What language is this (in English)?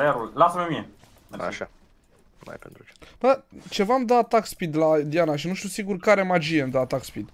Romanian